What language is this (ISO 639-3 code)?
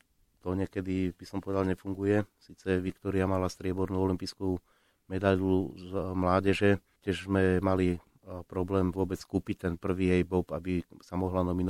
slk